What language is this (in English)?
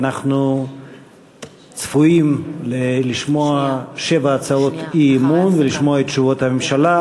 Hebrew